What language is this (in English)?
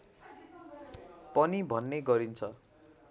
Nepali